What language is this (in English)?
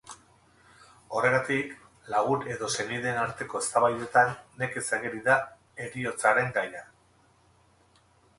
Basque